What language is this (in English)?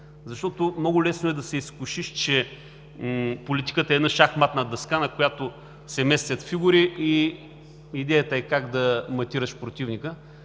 Bulgarian